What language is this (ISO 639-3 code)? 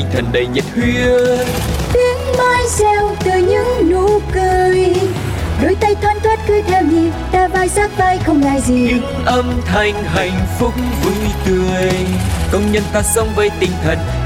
vie